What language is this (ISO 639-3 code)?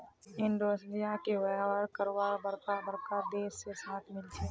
mag